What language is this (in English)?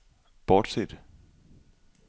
Danish